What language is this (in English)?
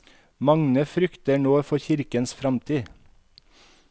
Norwegian